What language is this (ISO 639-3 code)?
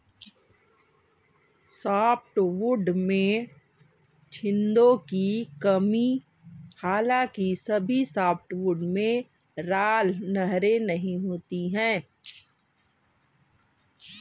hin